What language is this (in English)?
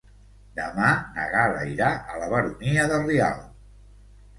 Catalan